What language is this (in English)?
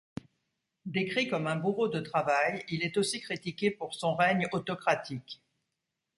French